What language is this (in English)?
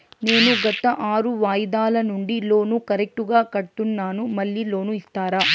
Telugu